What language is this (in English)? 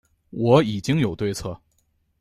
Chinese